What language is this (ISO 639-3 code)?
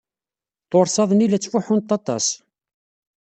kab